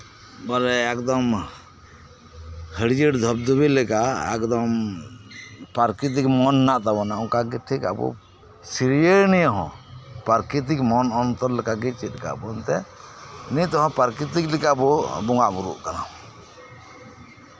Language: Santali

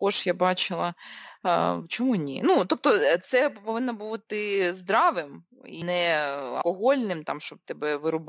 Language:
Ukrainian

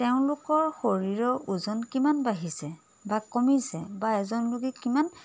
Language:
Assamese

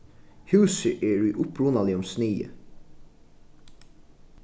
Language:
Faroese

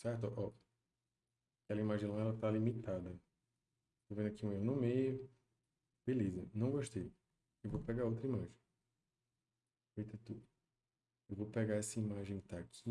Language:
Portuguese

